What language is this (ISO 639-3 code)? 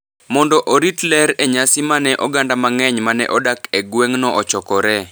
luo